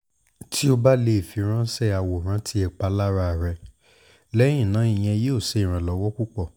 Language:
Yoruba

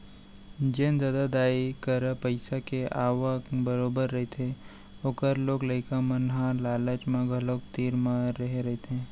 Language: Chhattisgarhi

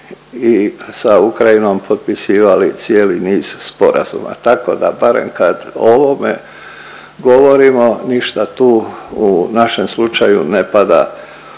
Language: Croatian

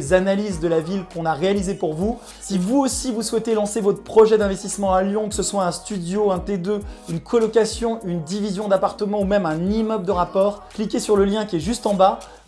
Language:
French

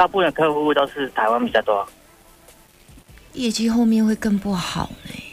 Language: Chinese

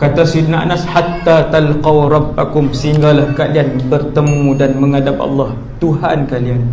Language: Malay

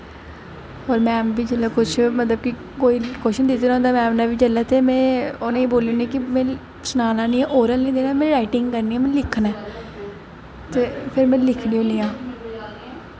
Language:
Dogri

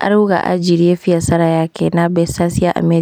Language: Kikuyu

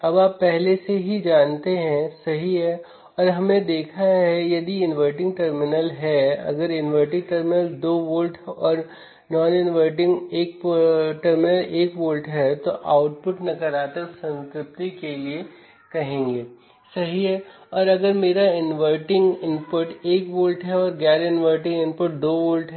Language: Hindi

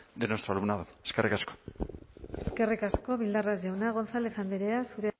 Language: Basque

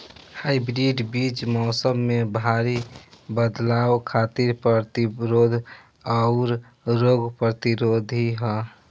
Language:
Bhojpuri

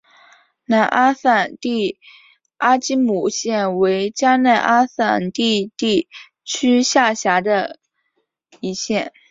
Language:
Chinese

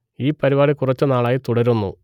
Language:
Malayalam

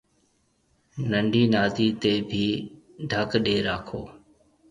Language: Marwari (Pakistan)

